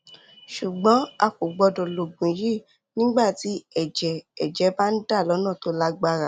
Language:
Yoruba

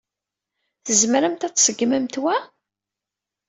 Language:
Kabyle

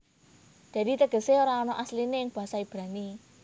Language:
Javanese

